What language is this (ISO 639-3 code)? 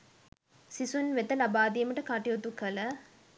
sin